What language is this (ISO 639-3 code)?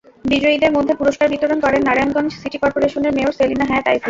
ben